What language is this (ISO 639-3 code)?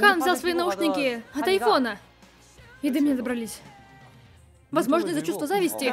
rus